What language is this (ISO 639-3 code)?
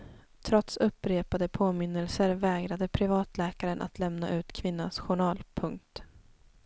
swe